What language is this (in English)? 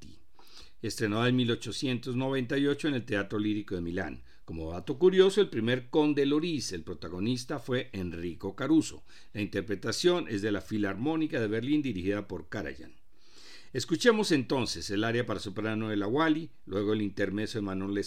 Spanish